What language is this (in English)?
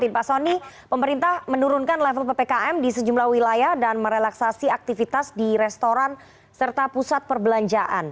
Indonesian